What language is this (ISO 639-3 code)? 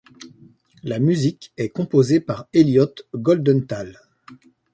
fra